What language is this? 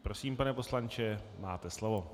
Czech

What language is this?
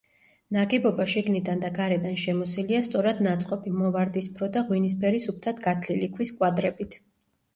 Georgian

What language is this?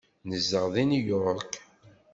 Kabyle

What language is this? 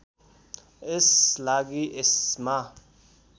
Nepali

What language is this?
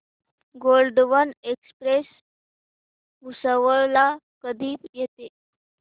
Marathi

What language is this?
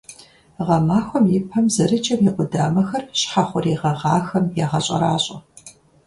Kabardian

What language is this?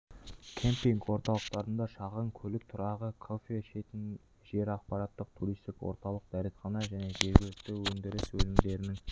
Kazakh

